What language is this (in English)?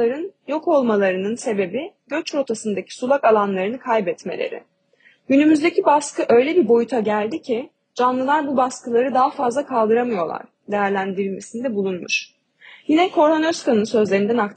Turkish